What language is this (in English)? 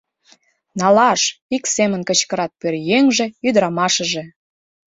Mari